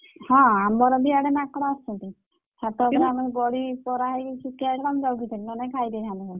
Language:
Odia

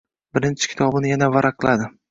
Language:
Uzbek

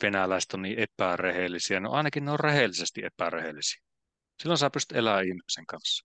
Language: Finnish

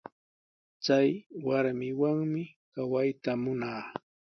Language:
Sihuas Ancash Quechua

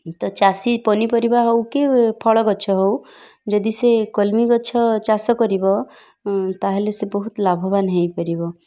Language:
Odia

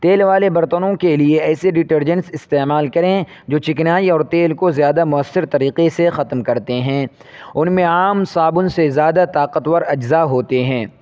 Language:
Urdu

